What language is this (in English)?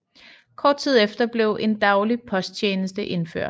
Danish